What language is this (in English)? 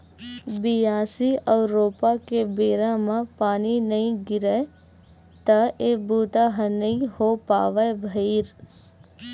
Chhattisgarhi